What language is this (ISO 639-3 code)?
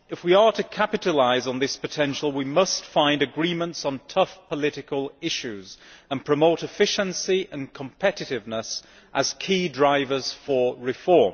eng